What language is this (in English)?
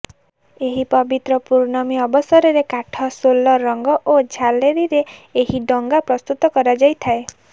Odia